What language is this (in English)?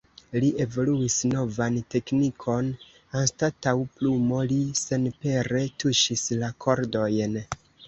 Esperanto